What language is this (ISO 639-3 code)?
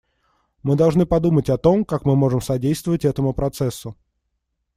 rus